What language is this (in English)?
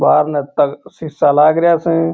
Marwari